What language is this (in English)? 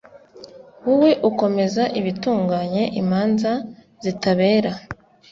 Kinyarwanda